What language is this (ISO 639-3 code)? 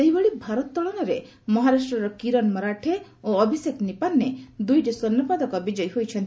ori